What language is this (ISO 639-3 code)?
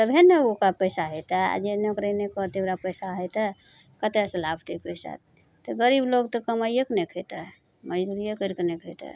mai